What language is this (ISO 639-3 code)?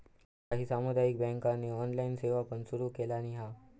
mar